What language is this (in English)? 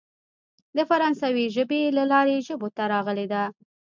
Pashto